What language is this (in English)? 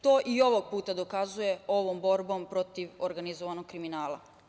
Serbian